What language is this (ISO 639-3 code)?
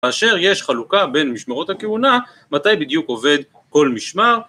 heb